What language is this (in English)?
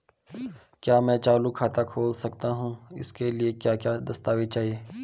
Hindi